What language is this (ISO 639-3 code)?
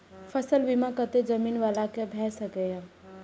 mai